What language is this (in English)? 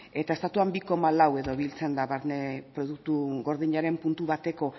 Basque